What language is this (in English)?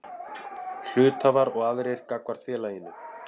Icelandic